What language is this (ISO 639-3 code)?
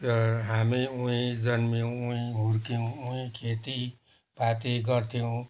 nep